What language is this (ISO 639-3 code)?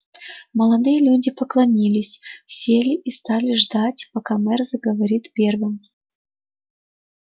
rus